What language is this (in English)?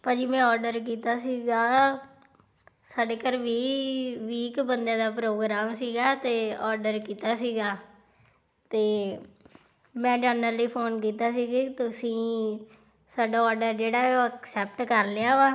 Punjabi